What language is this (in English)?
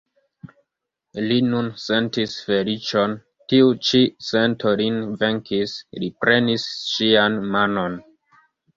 Esperanto